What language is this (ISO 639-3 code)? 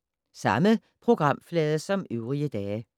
dan